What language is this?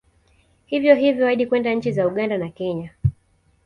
Swahili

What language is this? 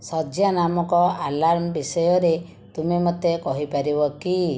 Odia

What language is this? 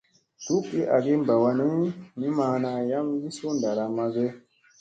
Musey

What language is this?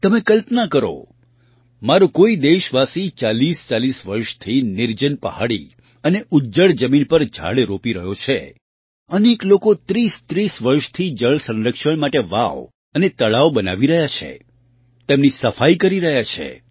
Gujarati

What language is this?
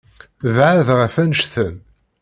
Kabyle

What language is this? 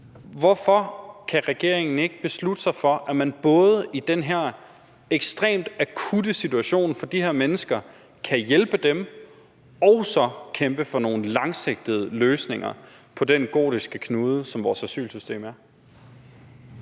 Danish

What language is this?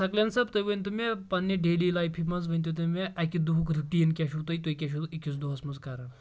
Kashmiri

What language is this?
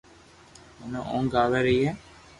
Loarki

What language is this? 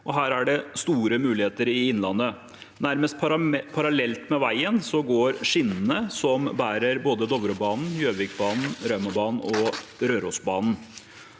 Norwegian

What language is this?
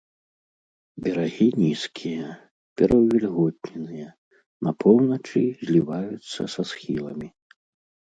Belarusian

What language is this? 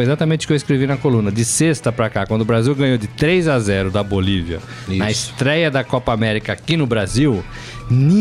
Portuguese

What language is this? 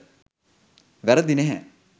Sinhala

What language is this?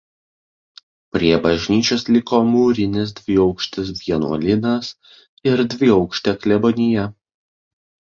Lithuanian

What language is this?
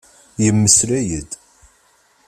Kabyle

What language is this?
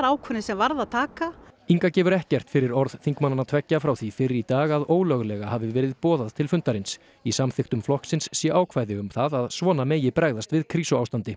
Icelandic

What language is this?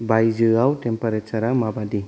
Bodo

